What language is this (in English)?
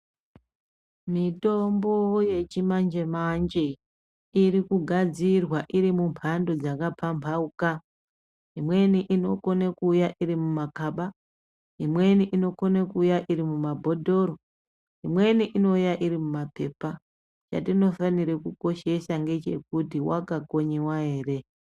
Ndau